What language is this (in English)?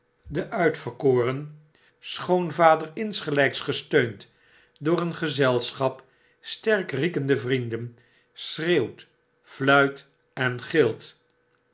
Dutch